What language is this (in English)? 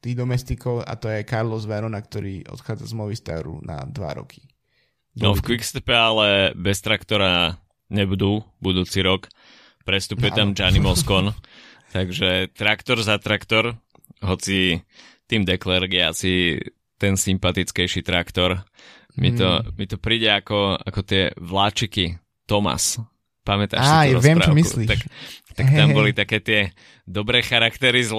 Slovak